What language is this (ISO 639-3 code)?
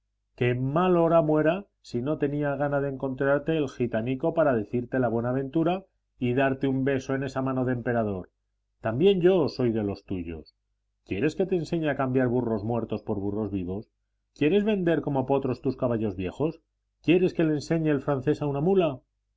spa